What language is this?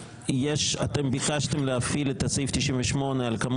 Hebrew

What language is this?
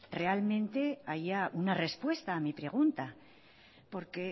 Spanish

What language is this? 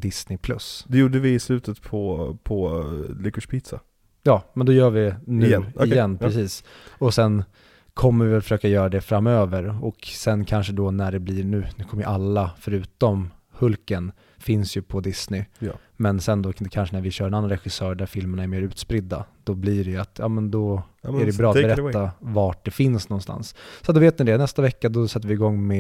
Swedish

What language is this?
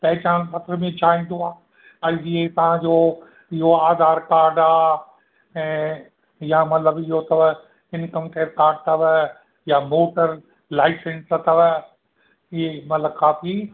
Sindhi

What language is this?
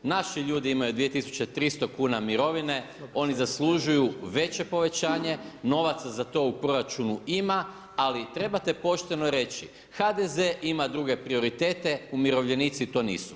Croatian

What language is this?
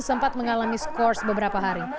Indonesian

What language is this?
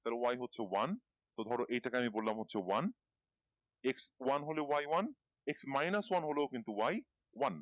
Bangla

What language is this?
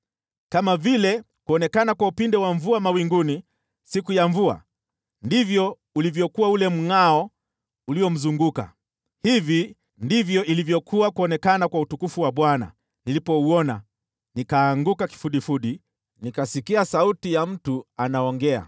Swahili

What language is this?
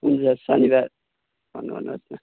Nepali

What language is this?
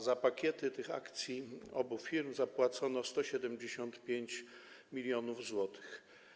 Polish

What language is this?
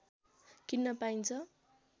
Nepali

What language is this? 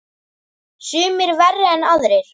Icelandic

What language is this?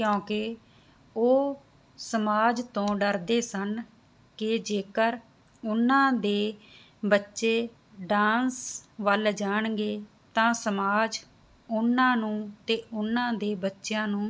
Punjabi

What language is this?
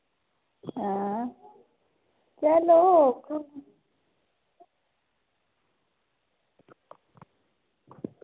Dogri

